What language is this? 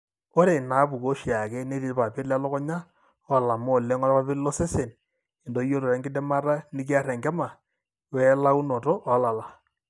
Masai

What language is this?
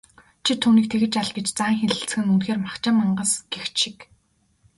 Mongolian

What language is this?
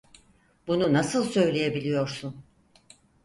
Turkish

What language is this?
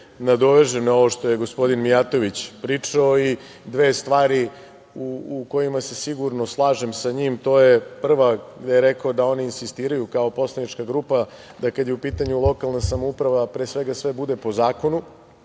Serbian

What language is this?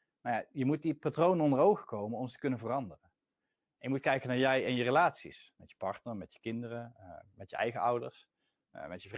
Dutch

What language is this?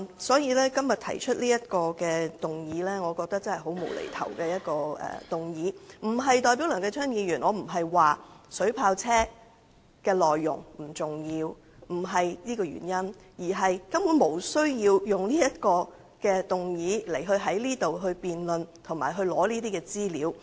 Cantonese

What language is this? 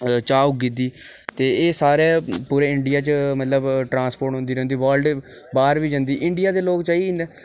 Dogri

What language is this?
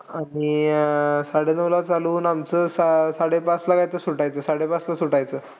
Marathi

